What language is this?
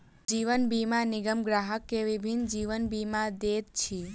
Maithili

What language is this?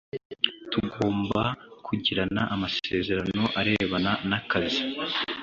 Kinyarwanda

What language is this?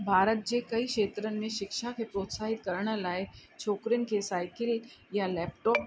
Sindhi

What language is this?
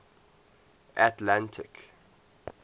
English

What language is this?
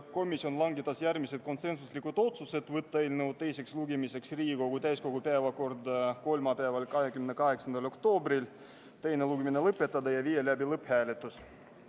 Estonian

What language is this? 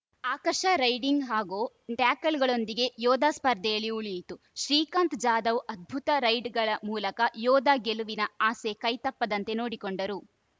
Kannada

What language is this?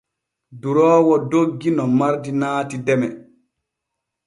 Borgu Fulfulde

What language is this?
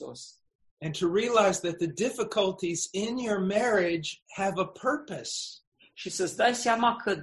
Romanian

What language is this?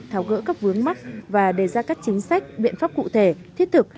Vietnamese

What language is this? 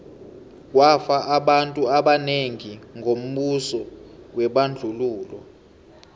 South Ndebele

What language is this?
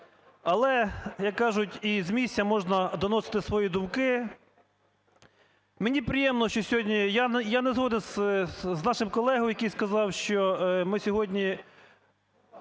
Ukrainian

